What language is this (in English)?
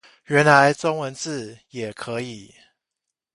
Chinese